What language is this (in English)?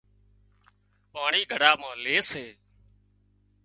Wadiyara Koli